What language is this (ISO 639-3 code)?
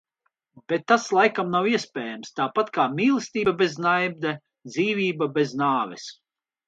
lav